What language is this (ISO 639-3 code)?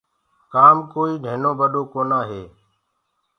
ggg